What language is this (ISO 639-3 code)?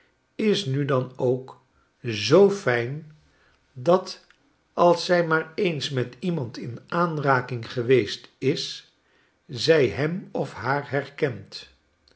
nld